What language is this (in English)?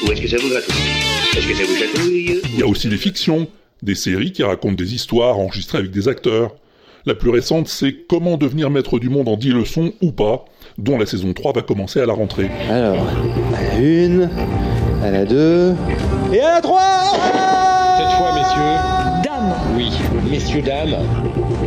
French